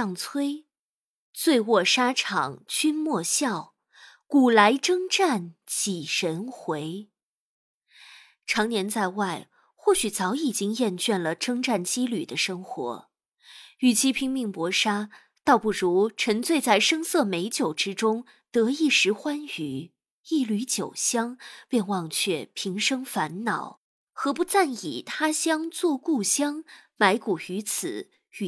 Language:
Chinese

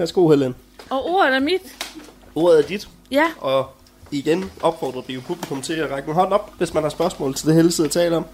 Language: Danish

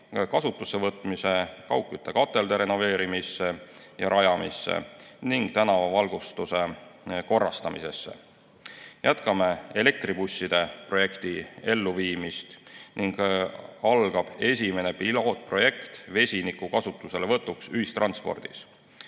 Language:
Estonian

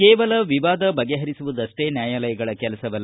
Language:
Kannada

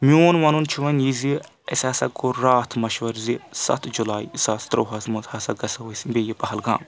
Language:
Kashmiri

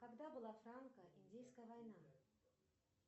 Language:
Russian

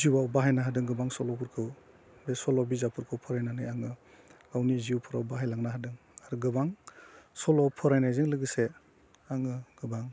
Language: Bodo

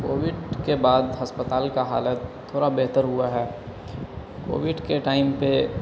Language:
Urdu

